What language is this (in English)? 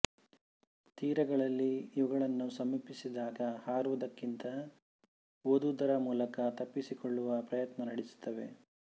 Kannada